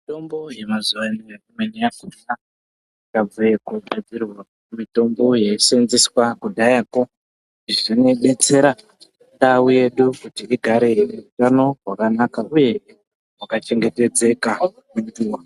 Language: Ndau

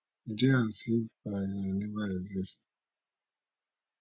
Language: Nigerian Pidgin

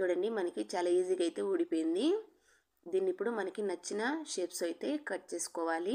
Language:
Telugu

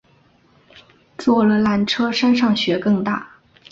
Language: Chinese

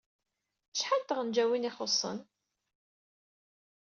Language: Kabyle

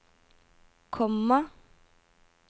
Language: Norwegian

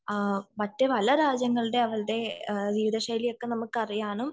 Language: Malayalam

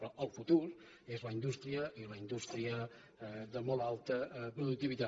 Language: Catalan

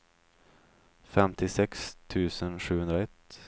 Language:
Swedish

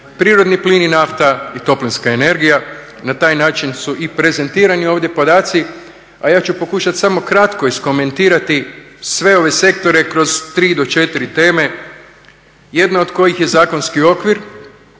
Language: Croatian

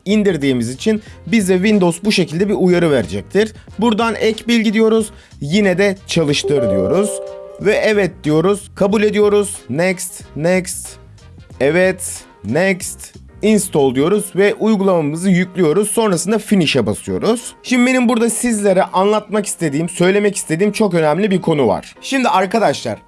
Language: Turkish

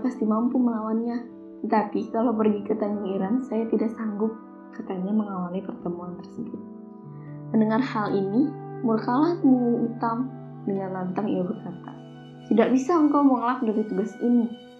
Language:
Indonesian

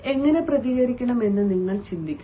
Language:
Malayalam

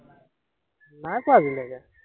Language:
Assamese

